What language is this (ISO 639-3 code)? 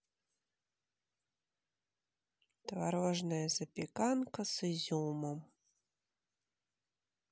rus